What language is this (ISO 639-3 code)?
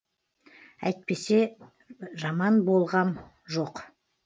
kaz